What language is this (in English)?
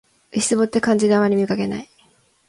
Japanese